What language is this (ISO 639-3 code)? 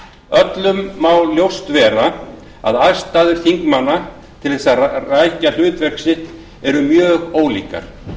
isl